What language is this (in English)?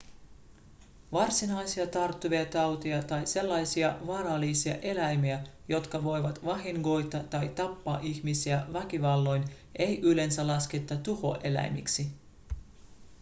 Finnish